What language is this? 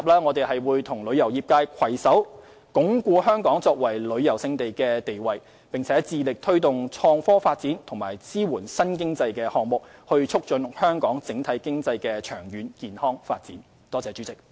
Cantonese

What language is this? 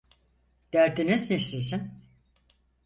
Turkish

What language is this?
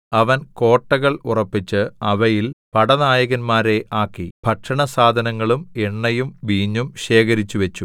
Malayalam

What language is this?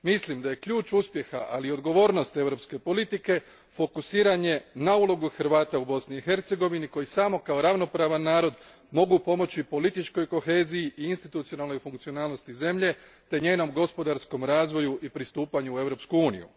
Croatian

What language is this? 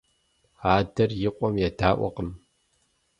Kabardian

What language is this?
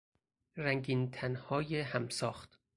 Persian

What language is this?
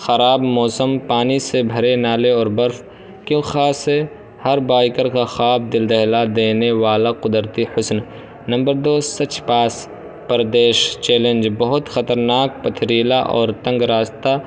Urdu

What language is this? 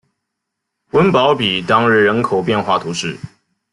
Chinese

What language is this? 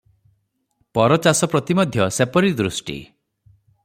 Odia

